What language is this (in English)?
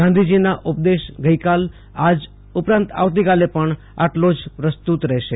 Gujarati